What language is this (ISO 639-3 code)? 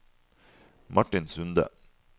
nor